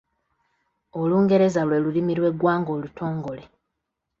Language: Ganda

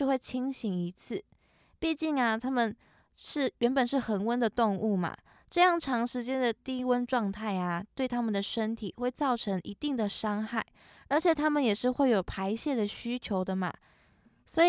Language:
Chinese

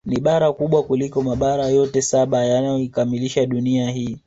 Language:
Swahili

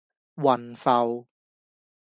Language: Cantonese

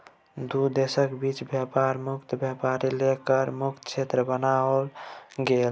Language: Maithili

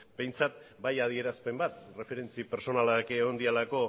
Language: Basque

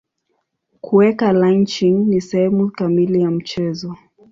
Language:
Swahili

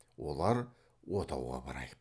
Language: Kazakh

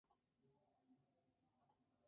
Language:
Spanish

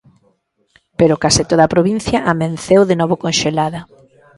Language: Galician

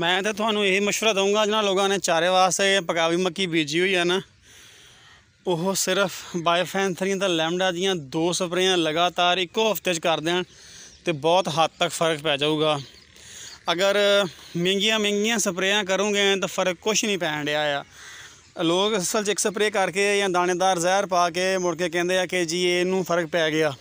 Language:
Hindi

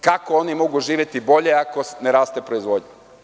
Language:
Serbian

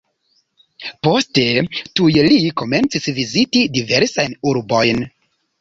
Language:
Esperanto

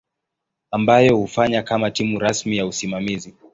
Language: Swahili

